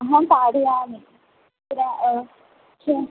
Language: Sanskrit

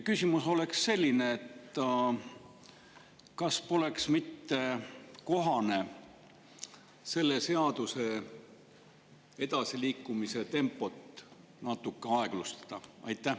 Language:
Estonian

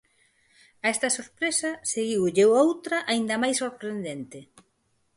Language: Galician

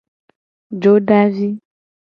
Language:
Gen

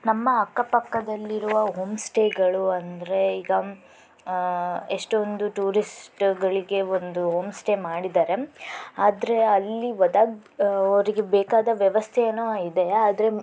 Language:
Kannada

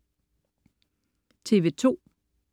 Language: Danish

